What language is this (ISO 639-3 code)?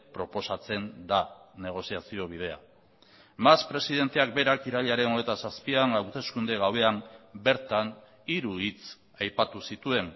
eus